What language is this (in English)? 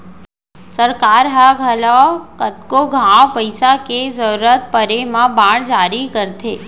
Chhattisgarhi